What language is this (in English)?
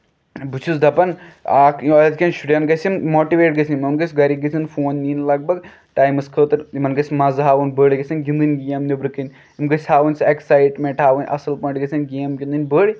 Kashmiri